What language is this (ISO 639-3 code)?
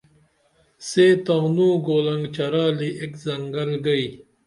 dml